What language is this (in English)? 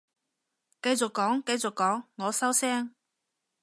Cantonese